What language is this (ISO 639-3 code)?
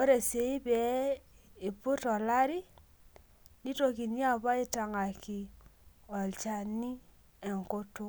mas